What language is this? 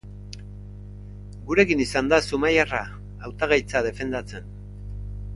Basque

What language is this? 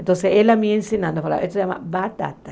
Portuguese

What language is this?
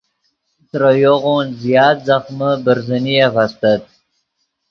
Yidgha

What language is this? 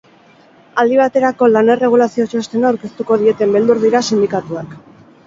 Basque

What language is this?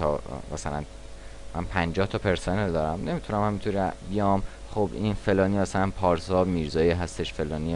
Persian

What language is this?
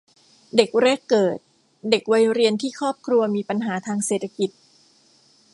Thai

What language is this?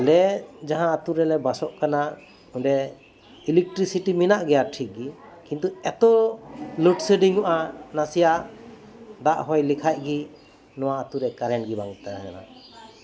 Santali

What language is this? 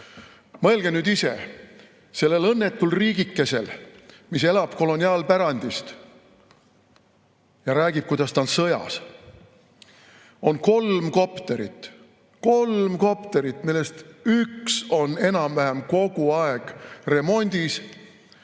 Estonian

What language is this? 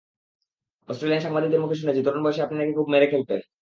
Bangla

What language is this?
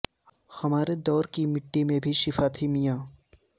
Urdu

